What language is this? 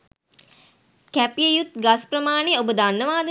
Sinhala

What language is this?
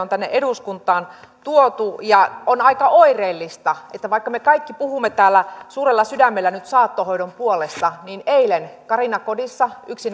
Finnish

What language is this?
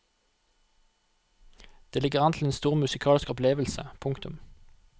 Norwegian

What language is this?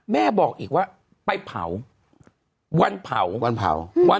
Thai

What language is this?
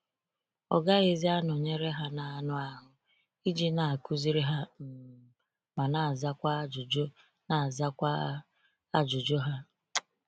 Igbo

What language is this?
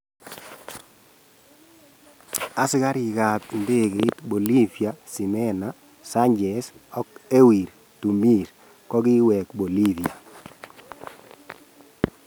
Kalenjin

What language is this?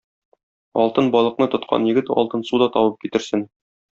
Tatar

